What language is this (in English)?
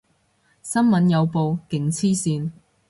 Cantonese